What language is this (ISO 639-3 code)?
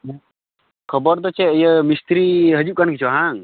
sat